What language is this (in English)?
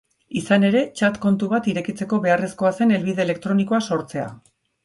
Basque